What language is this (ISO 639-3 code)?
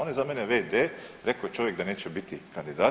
hrv